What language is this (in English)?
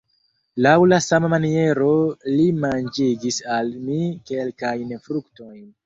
Esperanto